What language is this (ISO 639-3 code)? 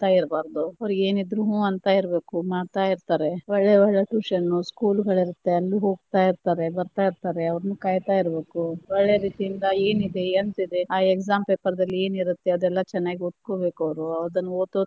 kan